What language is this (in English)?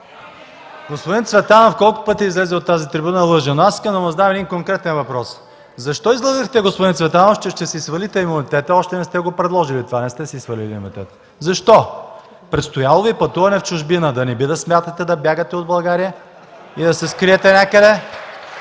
Bulgarian